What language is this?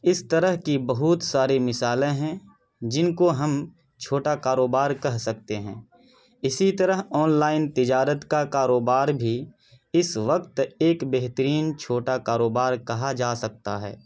Urdu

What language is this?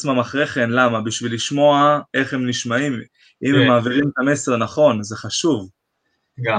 Hebrew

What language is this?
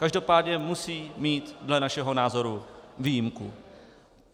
Czech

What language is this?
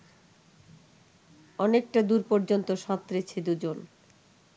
Bangla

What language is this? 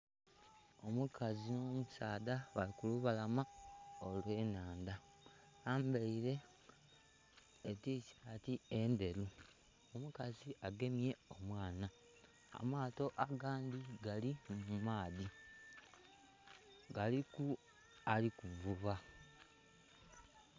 Soga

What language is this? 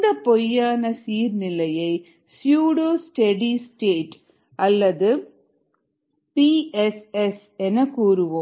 Tamil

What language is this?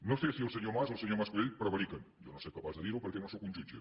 Catalan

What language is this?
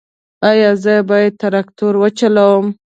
Pashto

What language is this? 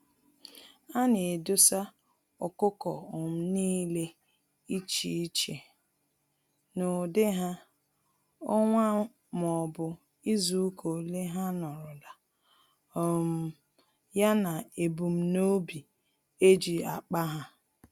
Igbo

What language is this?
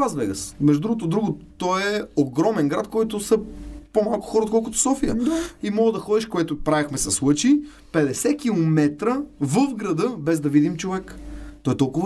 Bulgarian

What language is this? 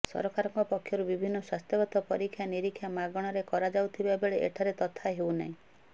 Odia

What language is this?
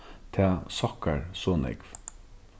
Faroese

